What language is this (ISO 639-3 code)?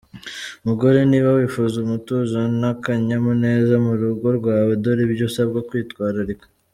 kin